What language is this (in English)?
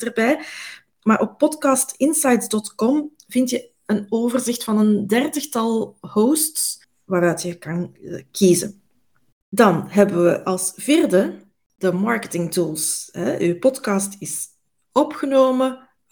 Dutch